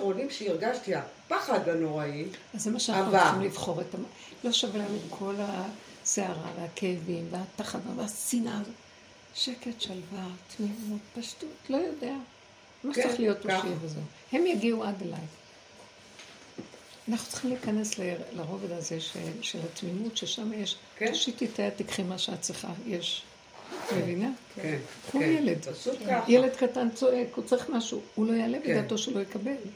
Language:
Hebrew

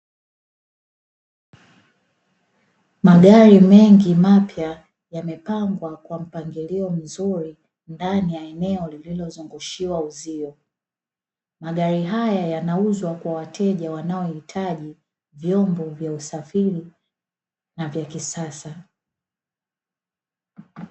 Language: Swahili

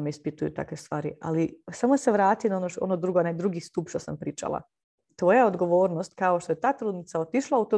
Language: Croatian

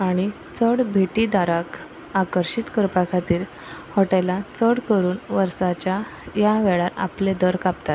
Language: Konkani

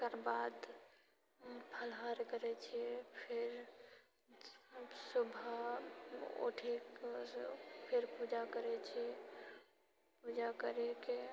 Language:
Maithili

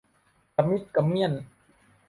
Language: Thai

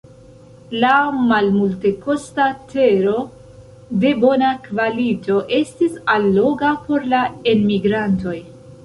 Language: Esperanto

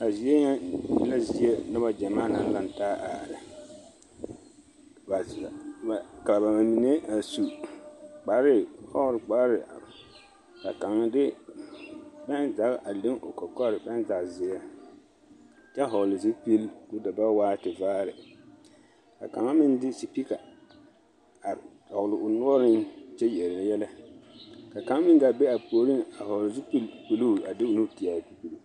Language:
Southern Dagaare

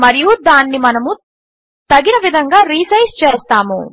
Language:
Telugu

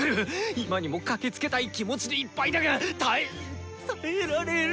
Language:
Japanese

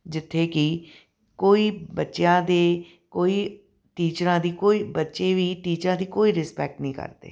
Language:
Punjabi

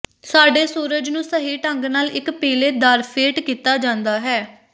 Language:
Punjabi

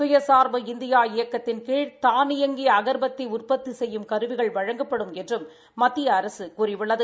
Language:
Tamil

